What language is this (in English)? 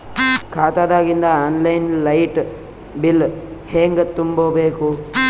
Kannada